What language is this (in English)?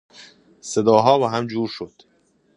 Persian